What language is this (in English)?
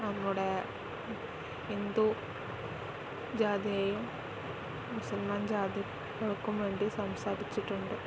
Malayalam